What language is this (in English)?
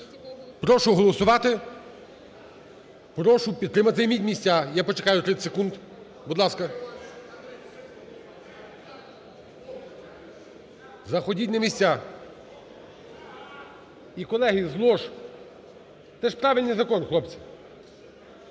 Ukrainian